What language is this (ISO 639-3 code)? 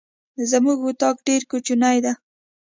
pus